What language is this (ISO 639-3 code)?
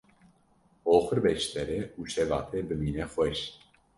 kur